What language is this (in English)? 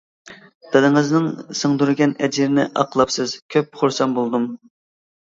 Uyghur